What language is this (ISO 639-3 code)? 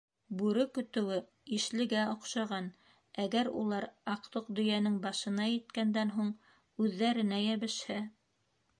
bak